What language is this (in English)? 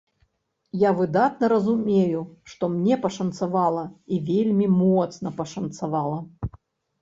Belarusian